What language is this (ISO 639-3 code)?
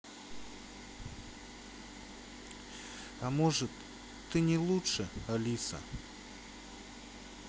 rus